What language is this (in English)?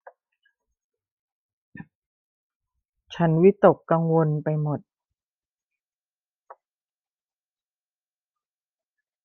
Thai